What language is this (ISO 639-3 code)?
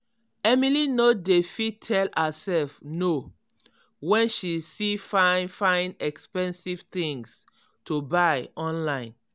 pcm